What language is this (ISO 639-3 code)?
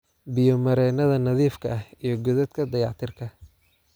som